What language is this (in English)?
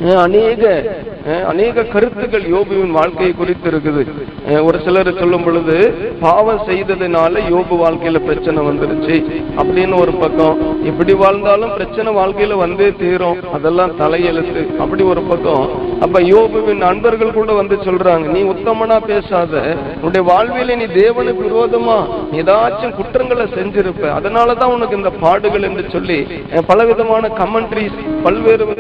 Tamil